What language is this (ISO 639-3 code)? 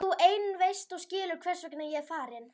isl